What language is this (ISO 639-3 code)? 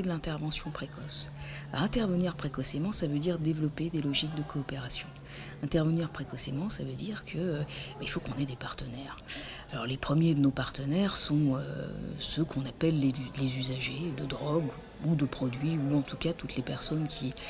fra